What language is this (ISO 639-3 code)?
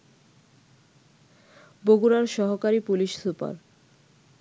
ben